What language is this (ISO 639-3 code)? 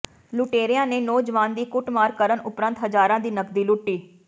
pan